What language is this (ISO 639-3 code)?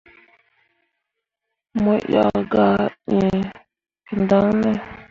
mua